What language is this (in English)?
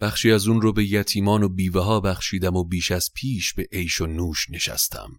Persian